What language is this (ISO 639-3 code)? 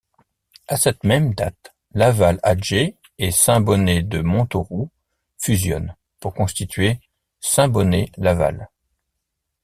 fra